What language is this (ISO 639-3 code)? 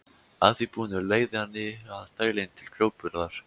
isl